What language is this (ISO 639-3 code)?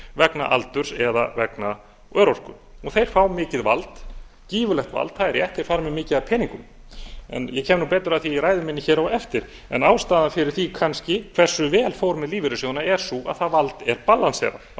isl